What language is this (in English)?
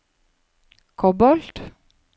Norwegian